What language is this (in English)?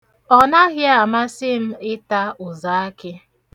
Igbo